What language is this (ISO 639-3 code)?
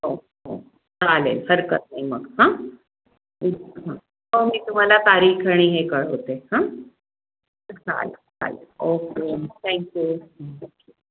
mar